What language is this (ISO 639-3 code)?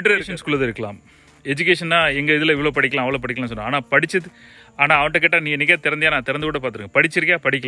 ind